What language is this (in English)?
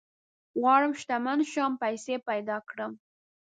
Pashto